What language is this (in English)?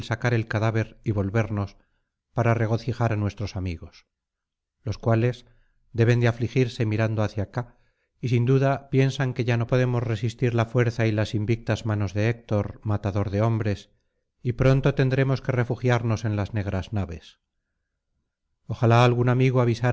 Spanish